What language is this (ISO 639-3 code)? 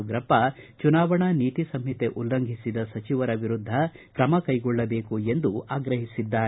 kan